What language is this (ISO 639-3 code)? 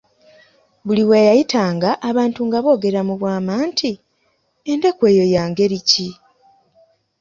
lug